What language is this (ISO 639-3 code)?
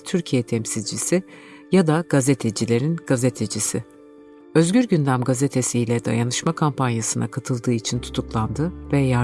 tur